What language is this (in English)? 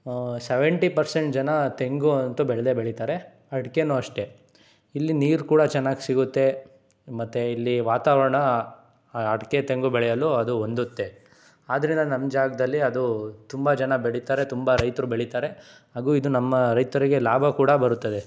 Kannada